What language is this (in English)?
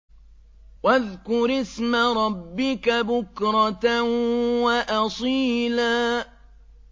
Arabic